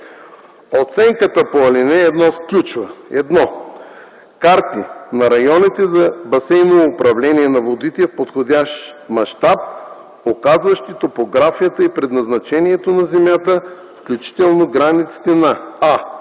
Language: Bulgarian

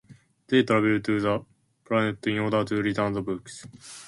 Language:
English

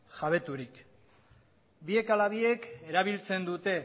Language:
Basque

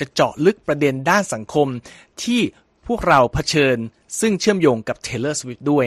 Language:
Thai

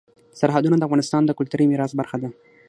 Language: Pashto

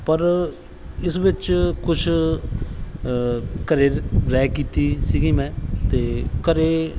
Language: Punjabi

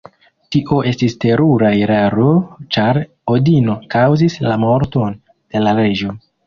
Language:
Esperanto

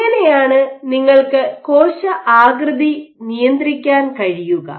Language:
Malayalam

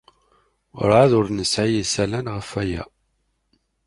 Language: Kabyle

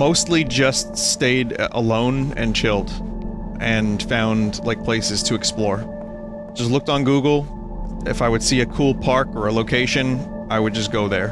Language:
English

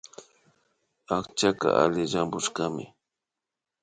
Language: Imbabura Highland Quichua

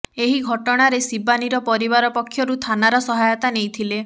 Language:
Odia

